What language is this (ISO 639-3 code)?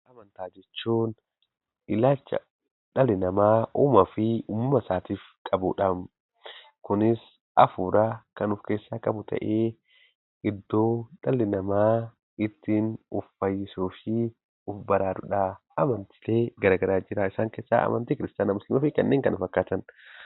orm